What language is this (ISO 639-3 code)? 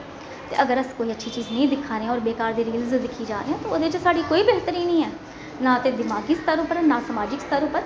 doi